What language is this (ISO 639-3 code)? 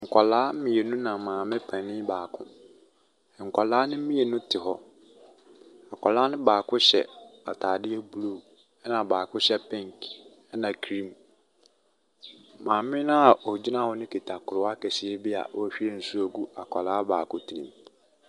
aka